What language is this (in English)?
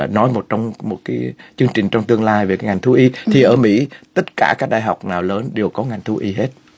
Vietnamese